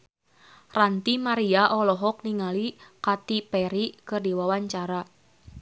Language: Sundanese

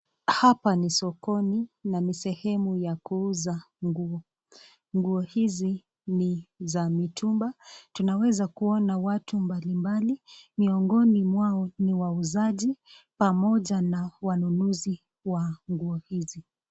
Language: Swahili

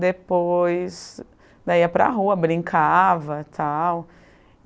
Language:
Portuguese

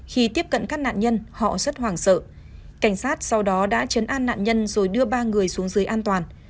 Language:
Vietnamese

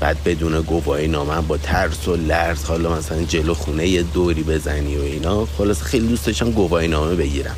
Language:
Persian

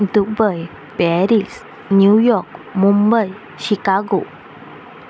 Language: Konkani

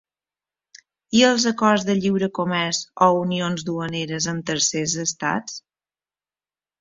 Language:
Catalan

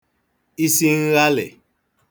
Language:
Igbo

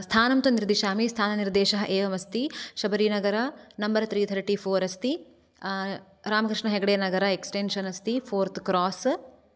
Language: Sanskrit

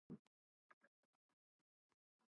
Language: Cantonese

